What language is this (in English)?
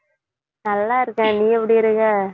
Tamil